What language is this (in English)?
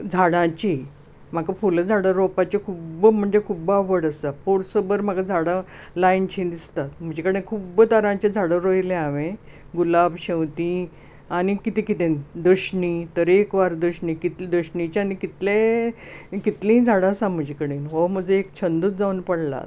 Konkani